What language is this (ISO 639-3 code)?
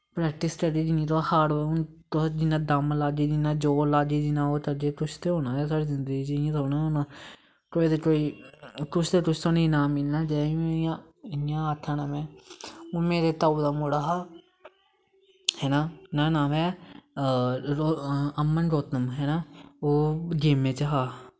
doi